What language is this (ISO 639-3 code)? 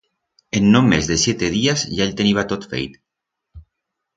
arg